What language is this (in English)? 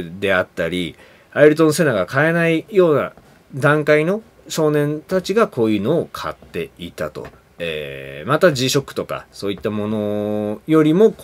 Japanese